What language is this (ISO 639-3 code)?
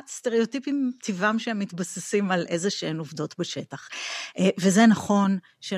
heb